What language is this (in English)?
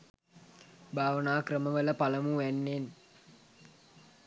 Sinhala